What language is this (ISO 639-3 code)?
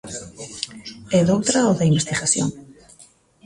glg